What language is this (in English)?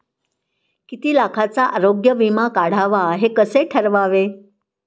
Marathi